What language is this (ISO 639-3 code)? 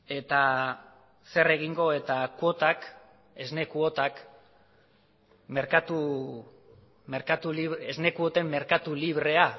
eus